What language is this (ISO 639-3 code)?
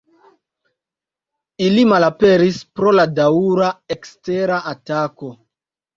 epo